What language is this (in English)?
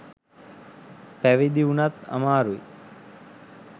Sinhala